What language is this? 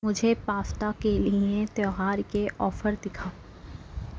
Urdu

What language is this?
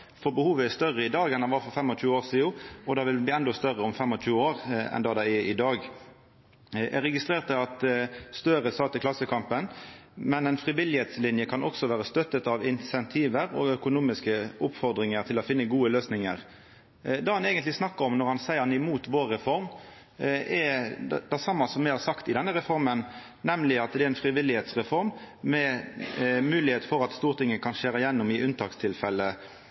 Norwegian Nynorsk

